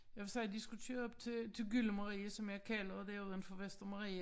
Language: Danish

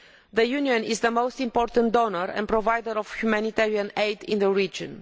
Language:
English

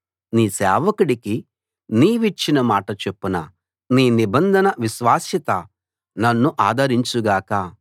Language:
Telugu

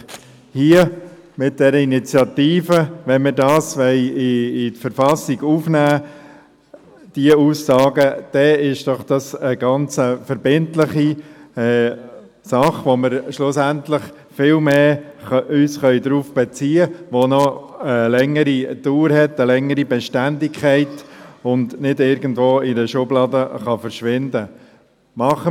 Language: Swiss German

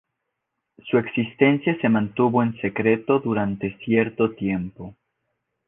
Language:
Spanish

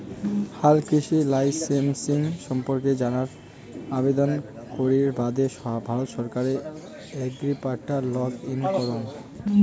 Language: Bangla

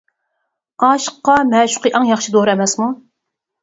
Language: Uyghur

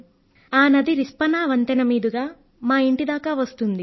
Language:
Telugu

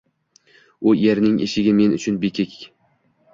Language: Uzbek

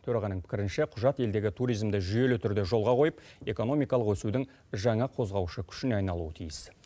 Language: Kazakh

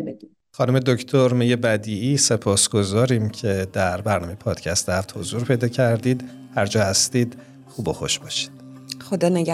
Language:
Persian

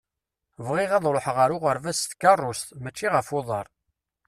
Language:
Kabyle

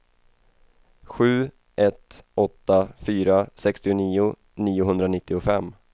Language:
Swedish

